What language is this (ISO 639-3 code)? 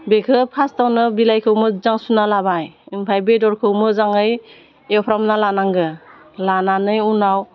brx